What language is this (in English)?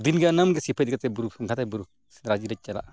Santali